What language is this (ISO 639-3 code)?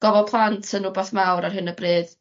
cym